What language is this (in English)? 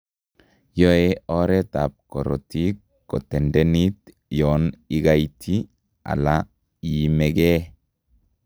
Kalenjin